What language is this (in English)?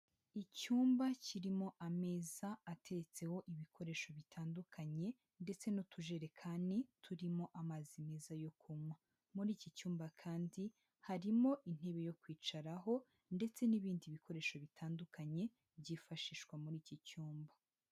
Kinyarwanda